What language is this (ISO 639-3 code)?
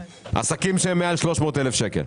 heb